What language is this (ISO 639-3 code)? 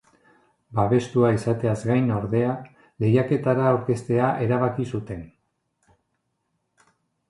eus